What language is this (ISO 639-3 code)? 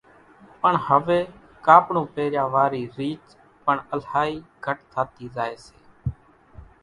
gjk